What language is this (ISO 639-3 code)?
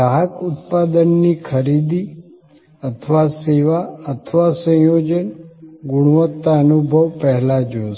guj